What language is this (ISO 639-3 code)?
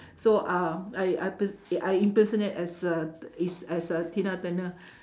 eng